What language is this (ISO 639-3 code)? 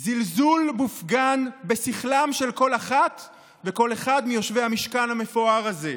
heb